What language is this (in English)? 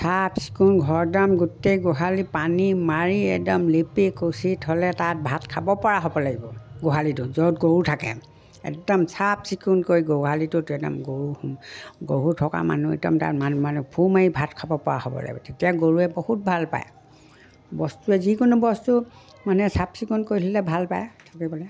Assamese